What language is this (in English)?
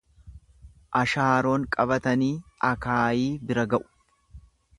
Oromo